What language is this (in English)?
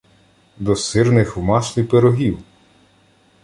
Ukrainian